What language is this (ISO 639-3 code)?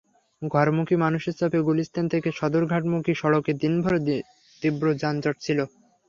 ben